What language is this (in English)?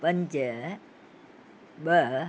Sindhi